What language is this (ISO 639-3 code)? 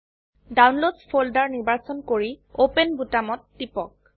asm